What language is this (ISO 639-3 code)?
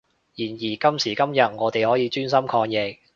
yue